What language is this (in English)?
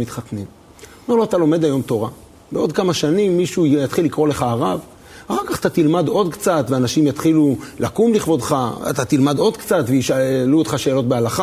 Hebrew